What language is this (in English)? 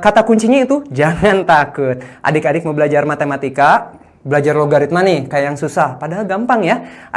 Indonesian